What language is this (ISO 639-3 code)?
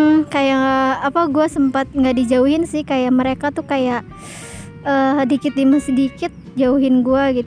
ind